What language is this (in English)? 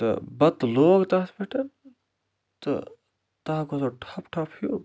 Kashmiri